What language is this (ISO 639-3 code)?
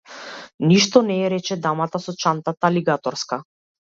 mkd